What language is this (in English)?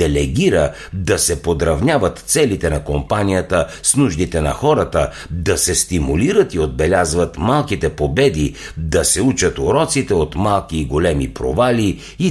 Bulgarian